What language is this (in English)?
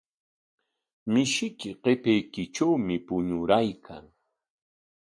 Corongo Ancash Quechua